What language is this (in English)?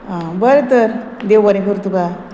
Konkani